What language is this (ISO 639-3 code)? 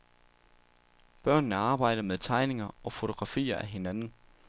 dan